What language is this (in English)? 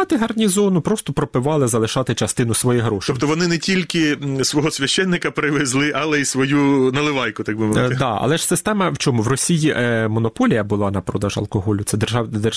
Ukrainian